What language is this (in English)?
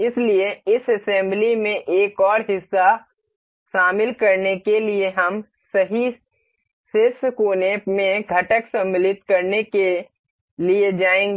Hindi